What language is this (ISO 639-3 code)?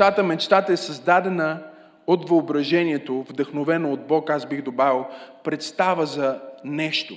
bul